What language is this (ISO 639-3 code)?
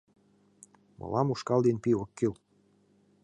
chm